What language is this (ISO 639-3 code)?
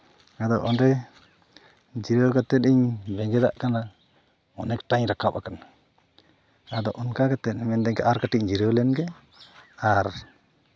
sat